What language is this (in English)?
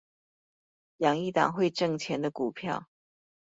Chinese